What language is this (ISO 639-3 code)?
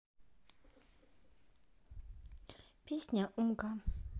rus